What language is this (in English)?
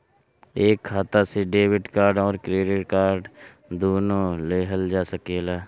Bhojpuri